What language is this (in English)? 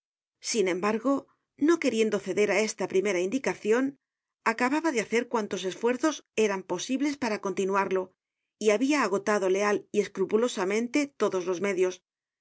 Spanish